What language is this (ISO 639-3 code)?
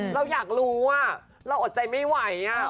tha